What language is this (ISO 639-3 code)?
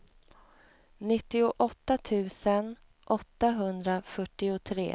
swe